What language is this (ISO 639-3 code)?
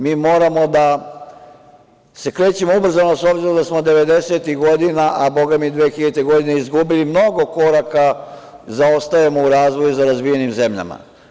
srp